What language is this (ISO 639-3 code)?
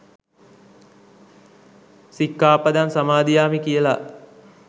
sin